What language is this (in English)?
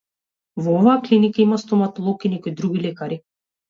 Macedonian